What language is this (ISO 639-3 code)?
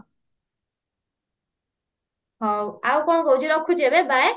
ori